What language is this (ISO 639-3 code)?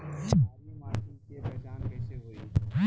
bho